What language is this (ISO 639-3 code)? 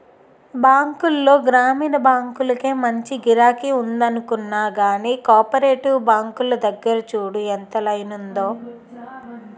tel